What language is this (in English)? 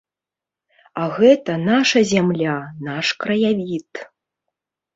Belarusian